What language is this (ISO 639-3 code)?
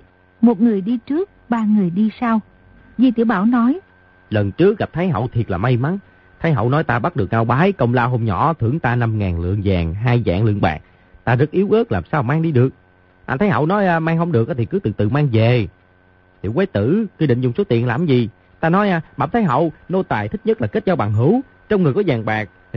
vie